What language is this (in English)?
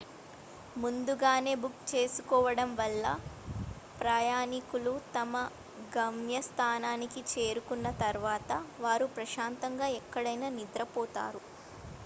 Telugu